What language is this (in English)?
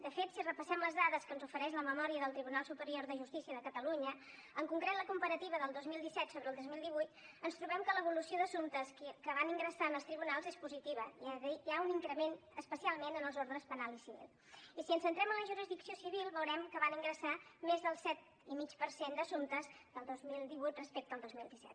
Catalan